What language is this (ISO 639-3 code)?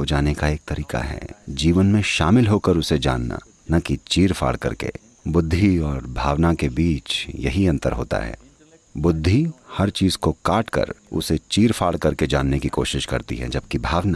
hin